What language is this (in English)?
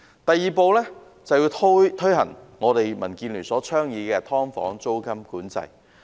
Cantonese